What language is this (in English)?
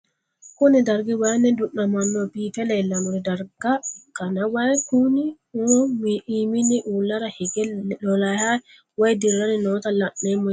Sidamo